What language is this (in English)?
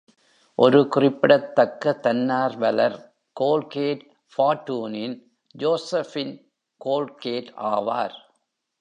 Tamil